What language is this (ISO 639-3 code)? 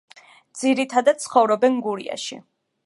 kat